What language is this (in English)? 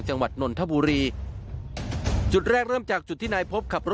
Thai